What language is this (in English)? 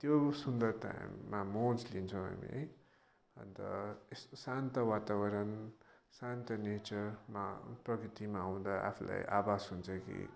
Nepali